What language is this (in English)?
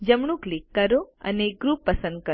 Gujarati